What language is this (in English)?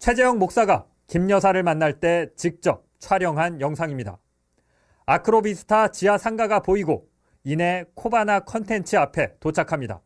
Korean